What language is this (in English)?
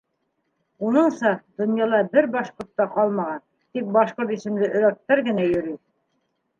Bashkir